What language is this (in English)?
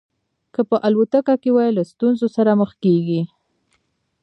Pashto